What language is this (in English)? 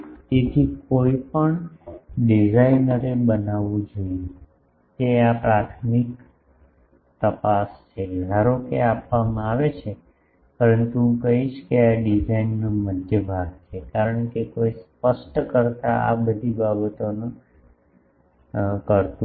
Gujarati